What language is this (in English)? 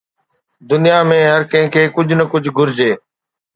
Sindhi